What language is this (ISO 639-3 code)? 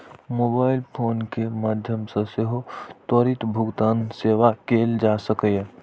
mai